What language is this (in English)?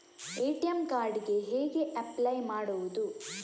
Kannada